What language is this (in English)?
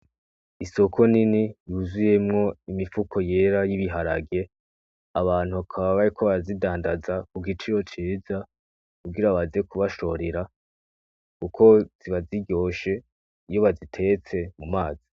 Rundi